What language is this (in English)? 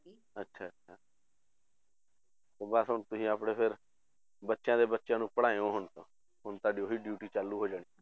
Punjabi